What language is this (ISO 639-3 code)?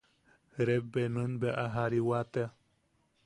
yaq